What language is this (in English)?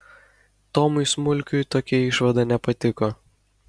Lithuanian